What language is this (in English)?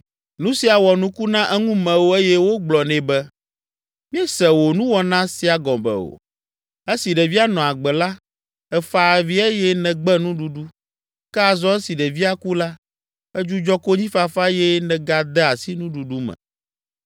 Ewe